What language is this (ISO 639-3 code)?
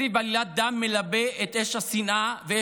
heb